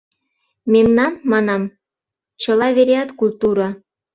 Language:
Mari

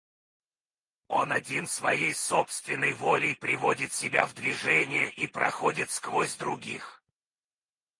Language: Russian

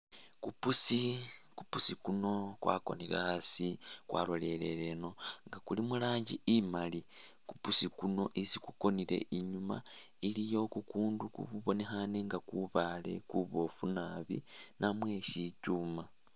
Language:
Masaaba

